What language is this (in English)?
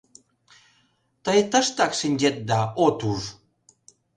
Mari